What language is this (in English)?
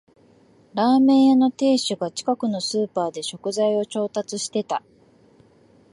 Japanese